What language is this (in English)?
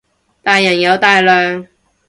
Cantonese